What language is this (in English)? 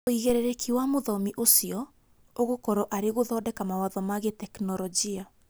Kikuyu